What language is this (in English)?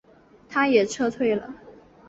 Chinese